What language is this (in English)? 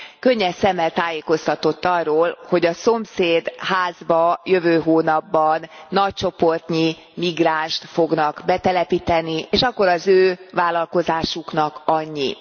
Hungarian